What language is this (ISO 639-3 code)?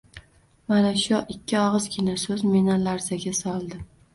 uzb